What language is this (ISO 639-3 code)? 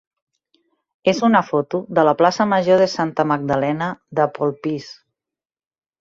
cat